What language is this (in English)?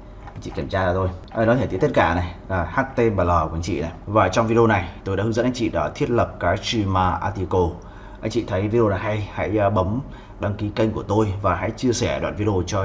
Vietnamese